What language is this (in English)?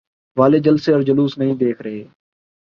Urdu